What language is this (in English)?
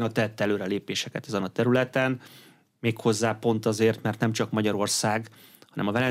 Hungarian